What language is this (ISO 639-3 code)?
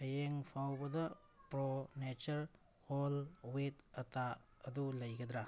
mni